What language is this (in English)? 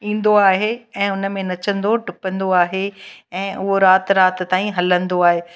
Sindhi